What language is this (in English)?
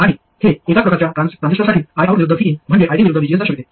Marathi